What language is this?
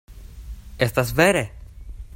Esperanto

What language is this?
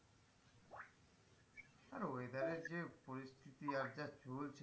Bangla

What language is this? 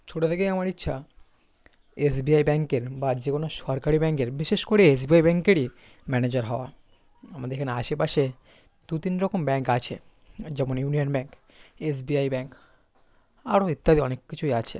Bangla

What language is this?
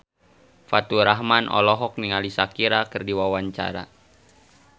Sundanese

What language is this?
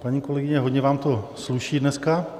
Czech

